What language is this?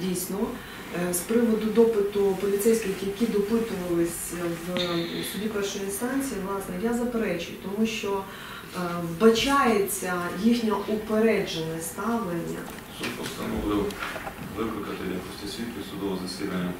Ukrainian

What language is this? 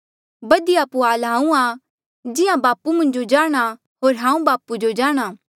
Mandeali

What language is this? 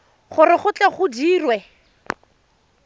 Tswana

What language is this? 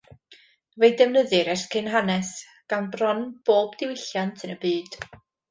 Welsh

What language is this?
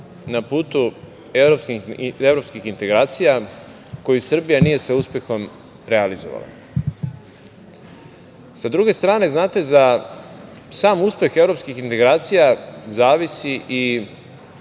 Serbian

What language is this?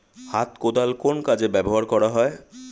Bangla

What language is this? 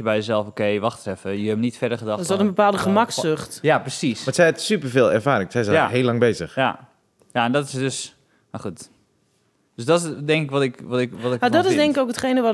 Dutch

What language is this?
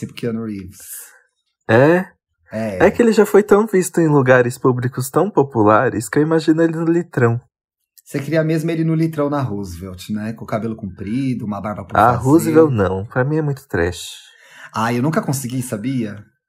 Portuguese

